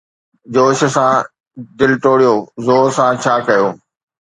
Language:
Sindhi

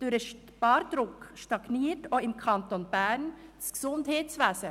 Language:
Swiss German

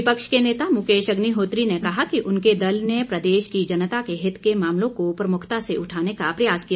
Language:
Hindi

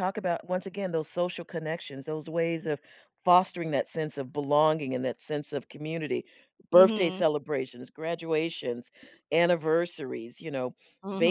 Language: English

